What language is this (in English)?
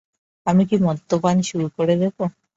Bangla